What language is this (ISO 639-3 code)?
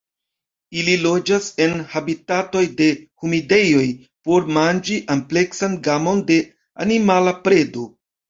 epo